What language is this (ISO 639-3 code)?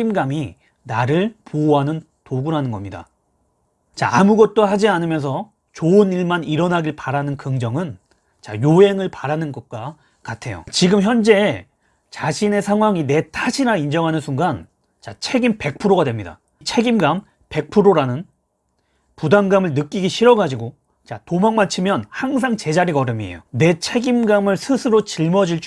kor